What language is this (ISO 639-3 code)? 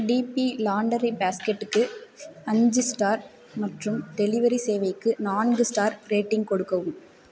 tam